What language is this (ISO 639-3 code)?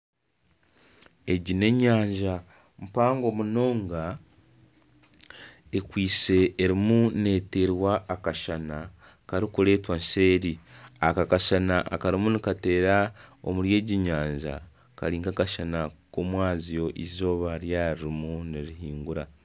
nyn